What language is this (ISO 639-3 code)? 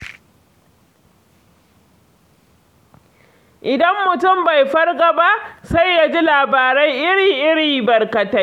hau